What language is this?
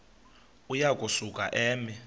Xhosa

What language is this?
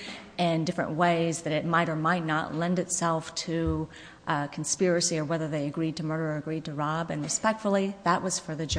English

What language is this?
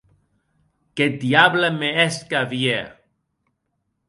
Occitan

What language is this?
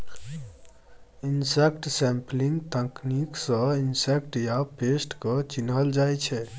Maithili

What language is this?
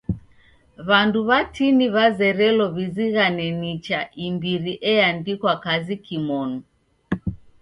Taita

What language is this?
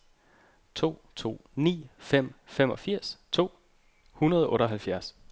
Danish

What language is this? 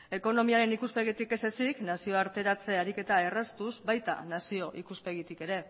Basque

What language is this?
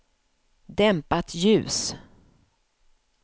Swedish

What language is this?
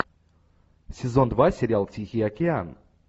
Russian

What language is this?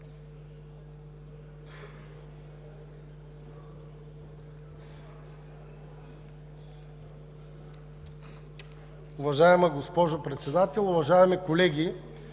Bulgarian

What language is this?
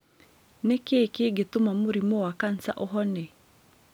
Kikuyu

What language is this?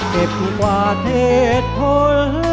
Thai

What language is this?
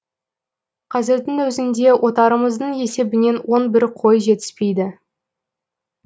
Kazakh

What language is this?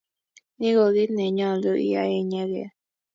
Kalenjin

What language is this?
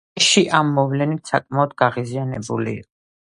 Georgian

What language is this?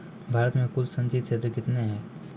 Maithili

